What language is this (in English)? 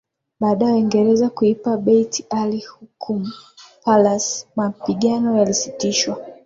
Swahili